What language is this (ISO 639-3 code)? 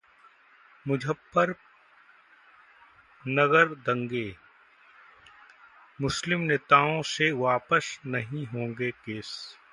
hin